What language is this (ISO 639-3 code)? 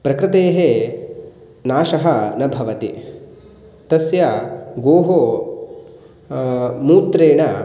san